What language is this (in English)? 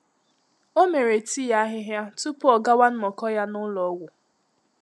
Igbo